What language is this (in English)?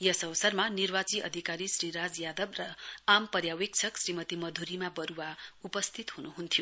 Nepali